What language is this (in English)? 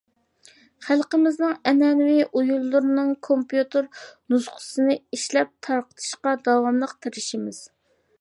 Uyghur